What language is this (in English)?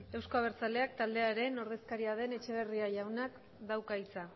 Basque